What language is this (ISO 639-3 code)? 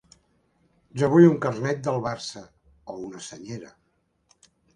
cat